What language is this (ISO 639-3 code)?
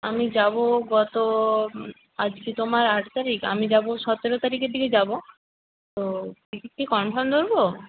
ben